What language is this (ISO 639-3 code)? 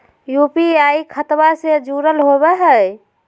mag